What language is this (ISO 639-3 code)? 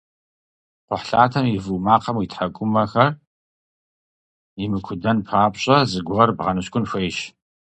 kbd